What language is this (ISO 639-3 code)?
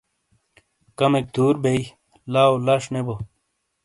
scl